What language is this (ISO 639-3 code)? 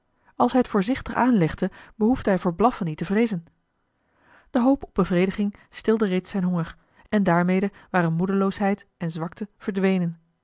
nld